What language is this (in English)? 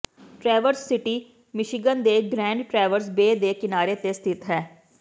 Punjabi